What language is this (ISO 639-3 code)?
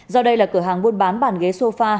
vie